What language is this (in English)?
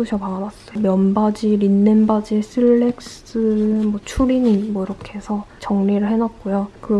Korean